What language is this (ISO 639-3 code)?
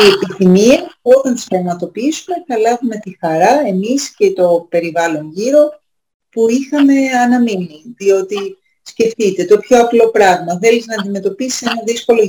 ell